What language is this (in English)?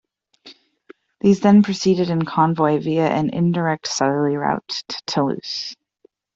English